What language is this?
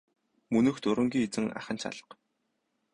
Mongolian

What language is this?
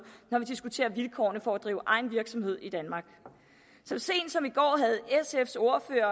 Danish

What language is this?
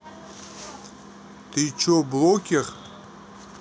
Russian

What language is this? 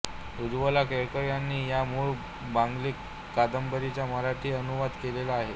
Marathi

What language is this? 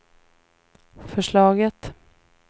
Swedish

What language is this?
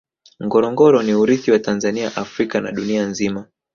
Swahili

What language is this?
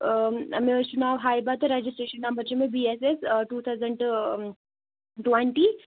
Kashmiri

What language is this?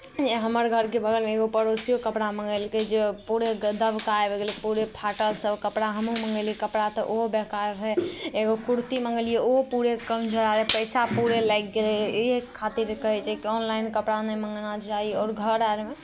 Maithili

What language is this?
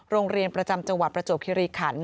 Thai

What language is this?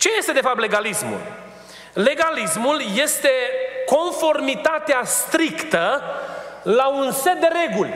Romanian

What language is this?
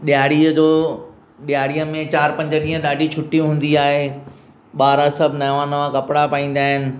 Sindhi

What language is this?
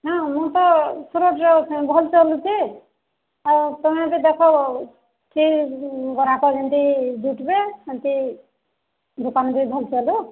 Odia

